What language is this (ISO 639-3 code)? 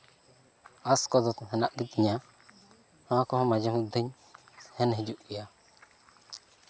sat